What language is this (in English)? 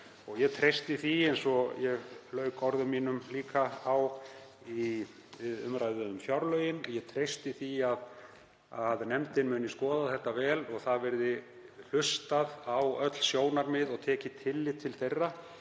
Icelandic